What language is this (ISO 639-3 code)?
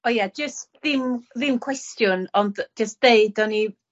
cym